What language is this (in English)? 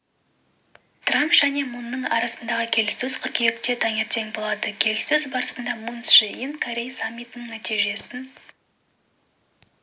Kazakh